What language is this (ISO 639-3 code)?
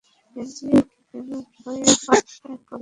ben